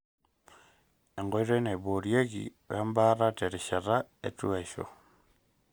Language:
Masai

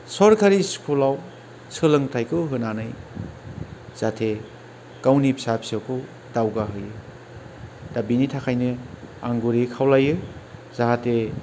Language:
Bodo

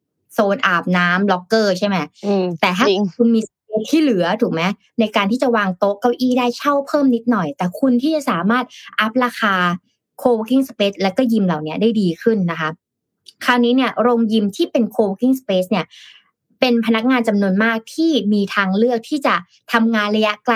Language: Thai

